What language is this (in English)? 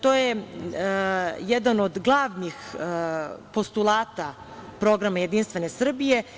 Serbian